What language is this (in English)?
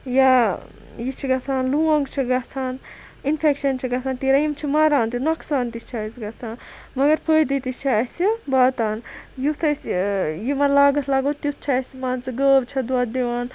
Kashmiri